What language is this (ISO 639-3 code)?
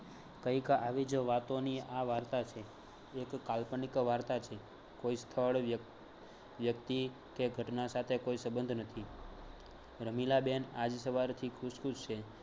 guj